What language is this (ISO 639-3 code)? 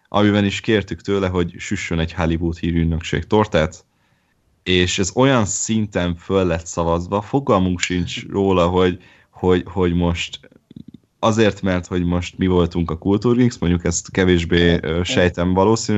hun